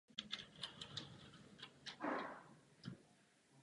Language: Czech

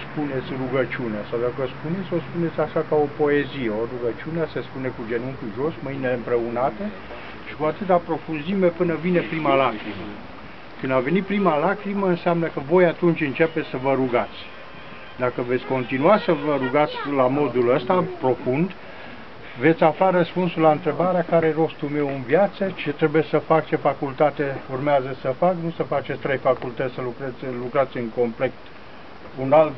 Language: Romanian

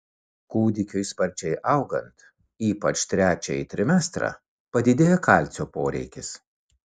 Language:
Lithuanian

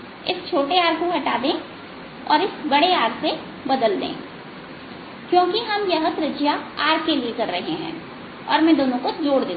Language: Hindi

